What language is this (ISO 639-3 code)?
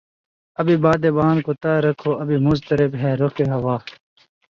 urd